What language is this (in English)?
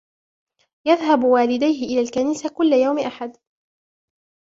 Arabic